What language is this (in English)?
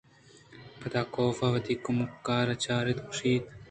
Eastern Balochi